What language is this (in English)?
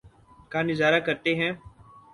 Urdu